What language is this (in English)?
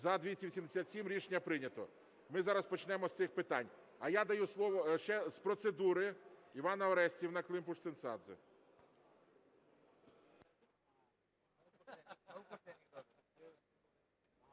Ukrainian